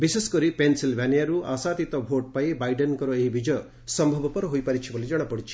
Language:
Odia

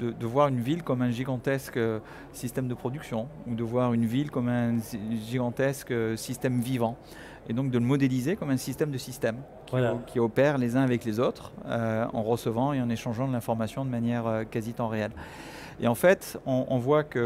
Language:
French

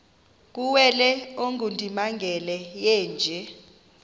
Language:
Xhosa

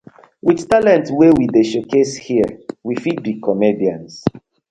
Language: Nigerian Pidgin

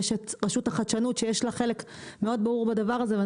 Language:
Hebrew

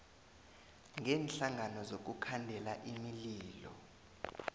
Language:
South Ndebele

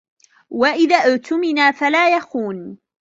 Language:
Arabic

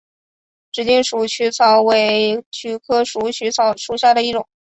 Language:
Chinese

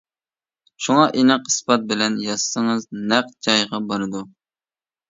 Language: Uyghur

